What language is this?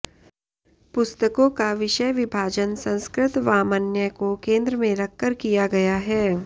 Sanskrit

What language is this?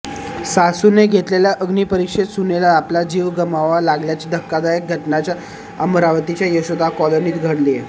Marathi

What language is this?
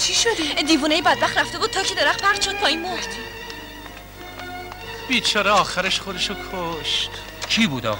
Persian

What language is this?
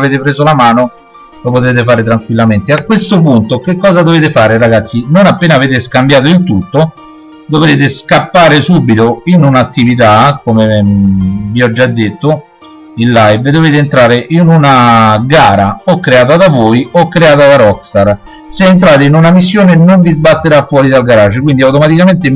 Italian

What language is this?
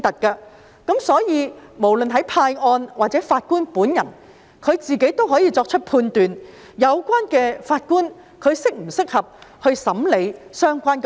Cantonese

